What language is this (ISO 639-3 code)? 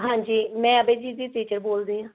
pan